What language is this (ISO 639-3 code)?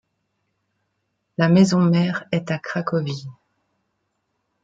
fra